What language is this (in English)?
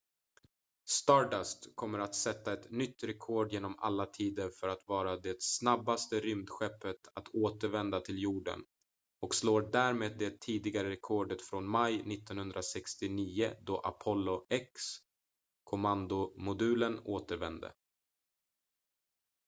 Swedish